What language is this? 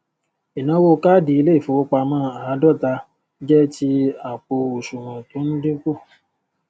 Yoruba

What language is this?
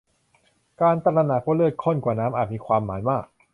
Thai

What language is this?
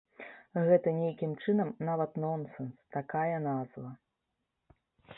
Belarusian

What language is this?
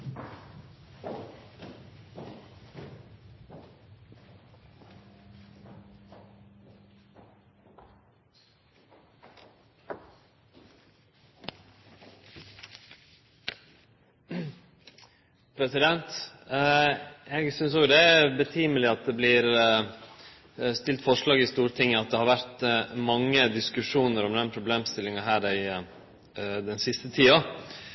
Norwegian Nynorsk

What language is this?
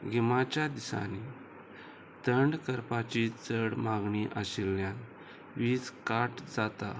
Konkani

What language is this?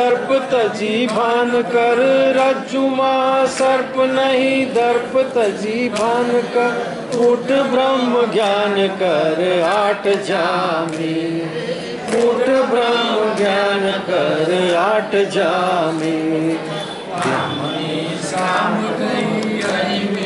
Thai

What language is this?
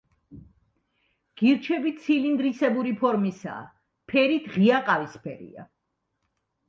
Georgian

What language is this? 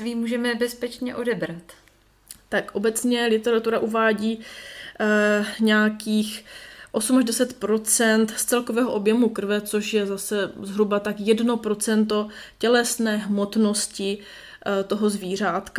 Czech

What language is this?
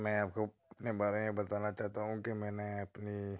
Urdu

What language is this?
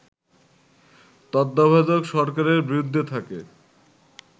Bangla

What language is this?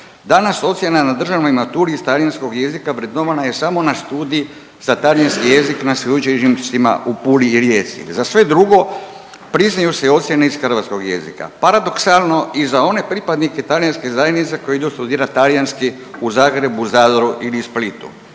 Croatian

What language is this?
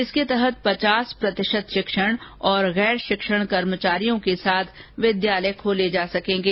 Hindi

